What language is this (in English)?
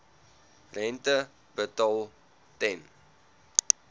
Afrikaans